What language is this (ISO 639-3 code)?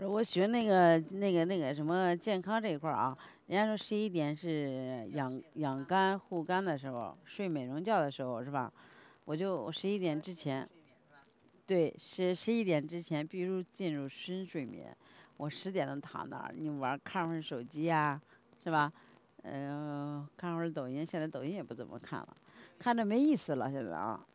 zho